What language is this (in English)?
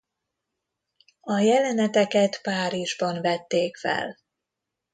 Hungarian